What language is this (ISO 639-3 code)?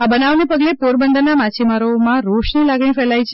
guj